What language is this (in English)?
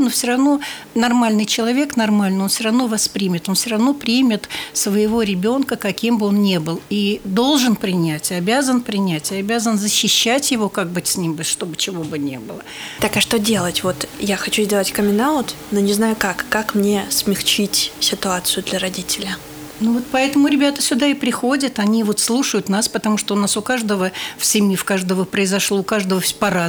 Russian